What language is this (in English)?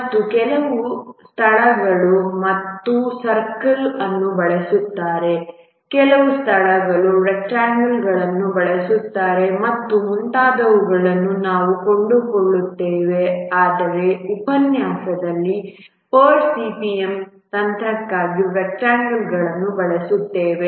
Kannada